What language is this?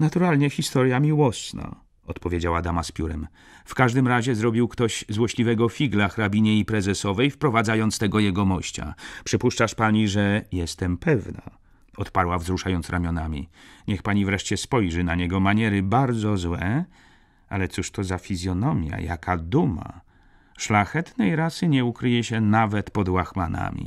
Polish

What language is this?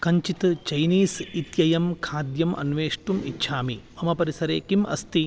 Sanskrit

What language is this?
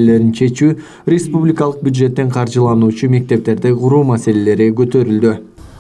Turkish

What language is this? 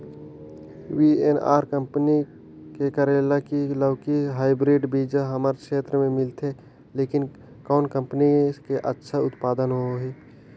Chhattisgarhi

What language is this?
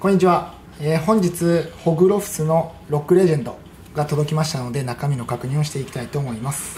Japanese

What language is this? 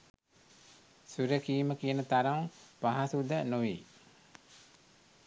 Sinhala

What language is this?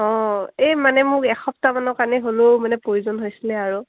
Assamese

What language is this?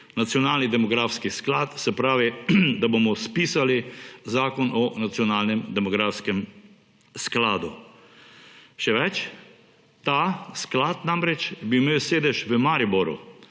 Slovenian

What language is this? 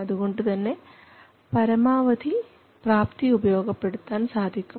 Malayalam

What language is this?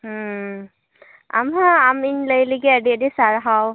Santali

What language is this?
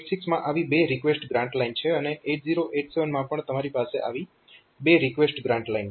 Gujarati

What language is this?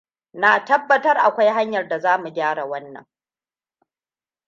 Hausa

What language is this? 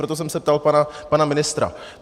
Czech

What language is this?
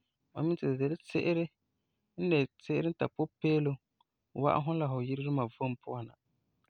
Frafra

